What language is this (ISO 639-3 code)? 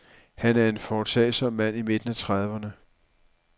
dan